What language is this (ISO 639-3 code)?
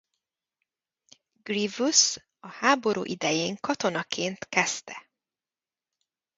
hun